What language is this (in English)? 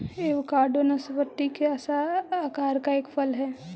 Magahi